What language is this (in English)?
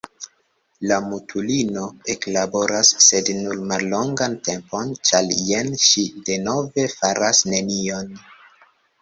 Esperanto